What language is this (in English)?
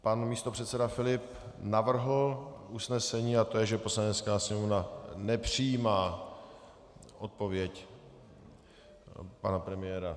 Czech